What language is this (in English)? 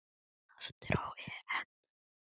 Icelandic